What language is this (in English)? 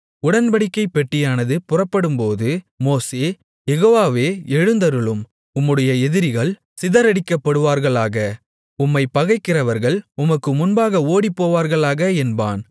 Tamil